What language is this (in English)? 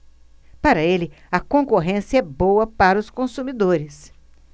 Portuguese